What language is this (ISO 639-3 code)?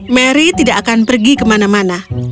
ind